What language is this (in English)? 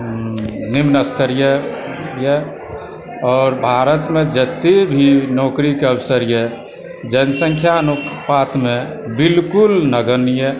Maithili